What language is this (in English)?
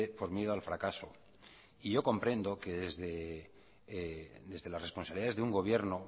Spanish